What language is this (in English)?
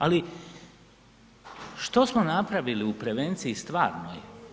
Croatian